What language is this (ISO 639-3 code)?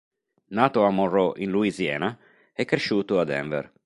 ita